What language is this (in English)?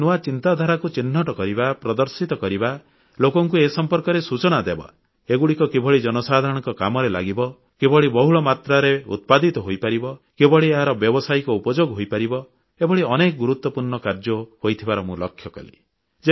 Odia